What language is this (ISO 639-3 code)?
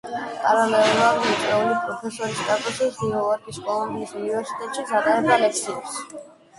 kat